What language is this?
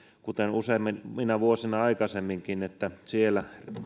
Finnish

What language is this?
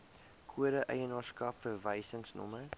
Afrikaans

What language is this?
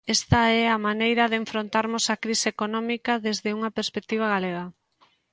Galician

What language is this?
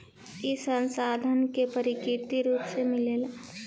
Bhojpuri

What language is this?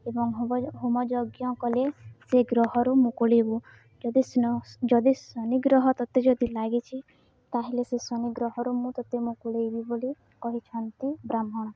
Odia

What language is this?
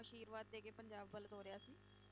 Punjabi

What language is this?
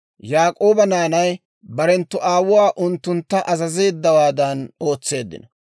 Dawro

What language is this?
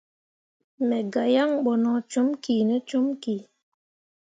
Mundang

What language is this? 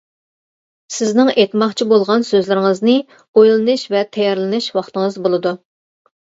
Uyghur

